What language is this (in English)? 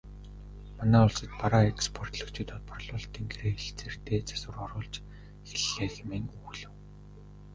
Mongolian